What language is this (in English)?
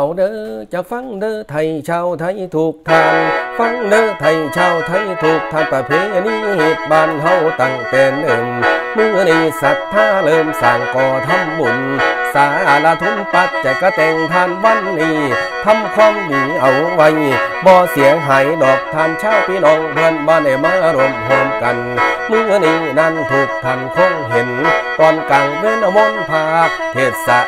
Thai